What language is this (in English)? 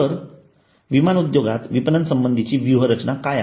Marathi